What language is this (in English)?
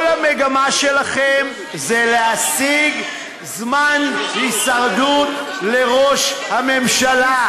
Hebrew